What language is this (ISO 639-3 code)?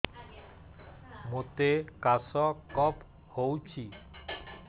ori